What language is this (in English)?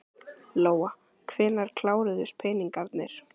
Icelandic